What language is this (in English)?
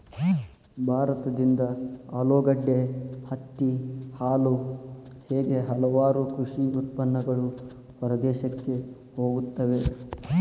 Kannada